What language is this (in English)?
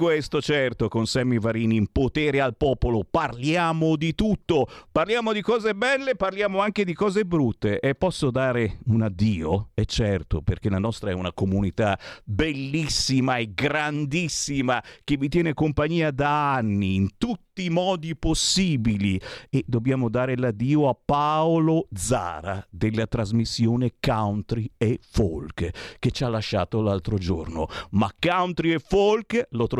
Italian